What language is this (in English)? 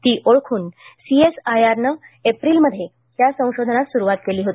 Marathi